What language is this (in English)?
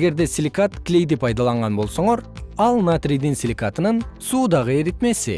Kyrgyz